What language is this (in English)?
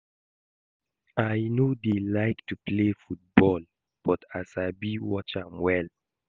Nigerian Pidgin